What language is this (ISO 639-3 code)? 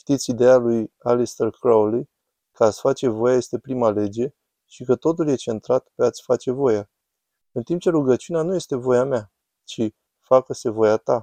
ron